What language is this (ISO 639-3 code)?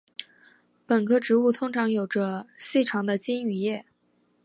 zho